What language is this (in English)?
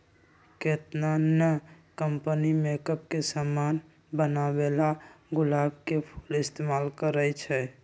Magahi